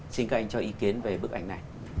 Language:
Vietnamese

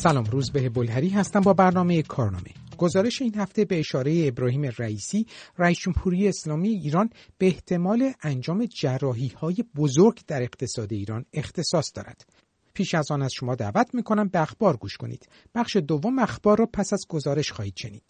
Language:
Persian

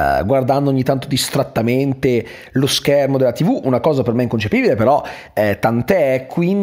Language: Italian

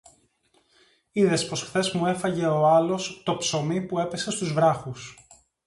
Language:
Greek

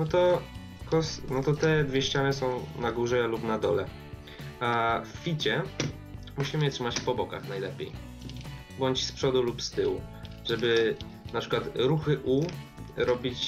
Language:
Polish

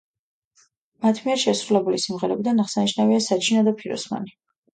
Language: Georgian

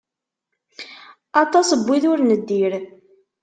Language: Kabyle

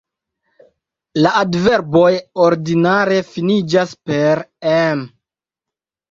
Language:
Esperanto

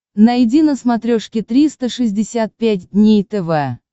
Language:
Russian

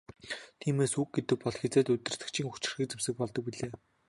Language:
Mongolian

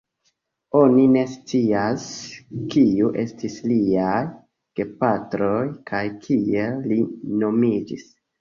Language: Esperanto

